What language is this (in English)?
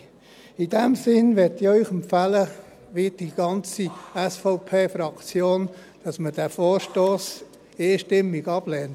Swiss German